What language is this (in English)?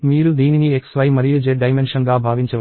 Telugu